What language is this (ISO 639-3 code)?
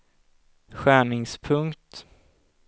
swe